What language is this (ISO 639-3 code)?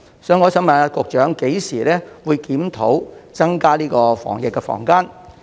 yue